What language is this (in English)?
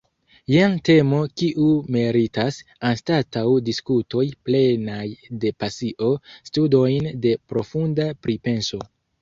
Esperanto